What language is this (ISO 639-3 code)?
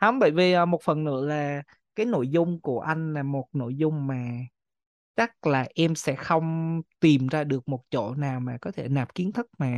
vie